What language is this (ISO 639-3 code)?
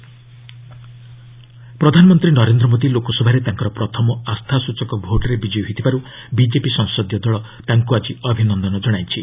ori